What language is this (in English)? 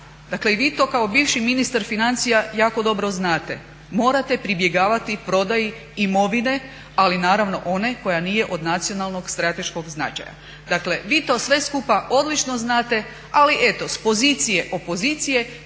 Croatian